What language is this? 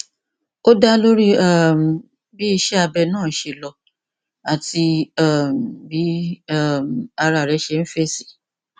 Yoruba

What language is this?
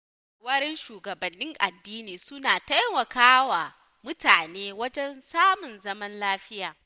Hausa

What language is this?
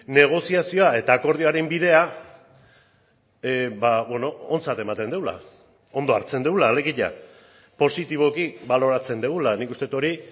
Basque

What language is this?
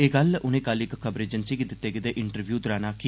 Dogri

